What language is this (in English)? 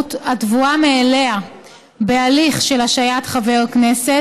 Hebrew